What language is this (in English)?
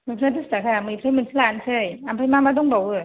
Bodo